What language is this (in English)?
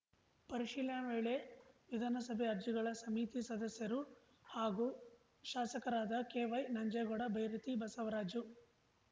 Kannada